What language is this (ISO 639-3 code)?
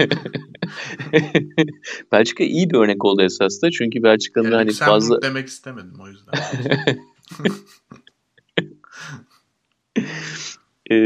tur